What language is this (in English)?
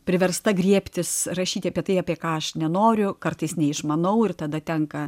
Lithuanian